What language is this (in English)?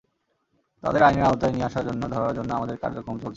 Bangla